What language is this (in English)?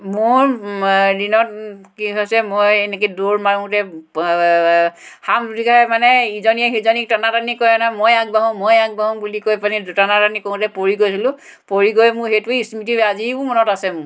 Assamese